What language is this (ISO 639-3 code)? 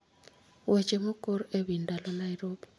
luo